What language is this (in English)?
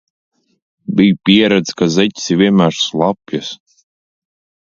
Latvian